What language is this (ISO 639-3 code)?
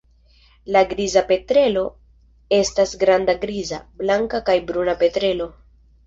epo